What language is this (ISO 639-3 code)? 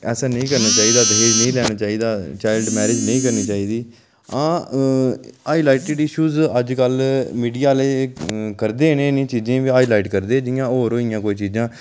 doi